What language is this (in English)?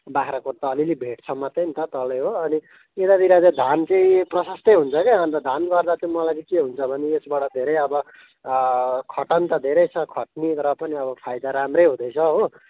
Nepali